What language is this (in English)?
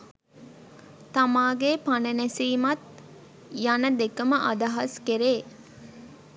Sinhala